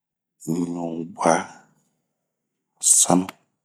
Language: Bomu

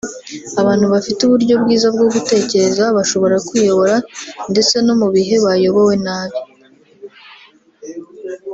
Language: Kinyarwanda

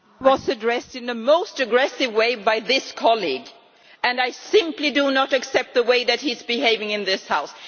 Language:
English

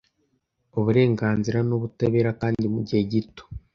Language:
Kinyarwanda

